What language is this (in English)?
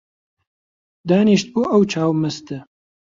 Central Kurdish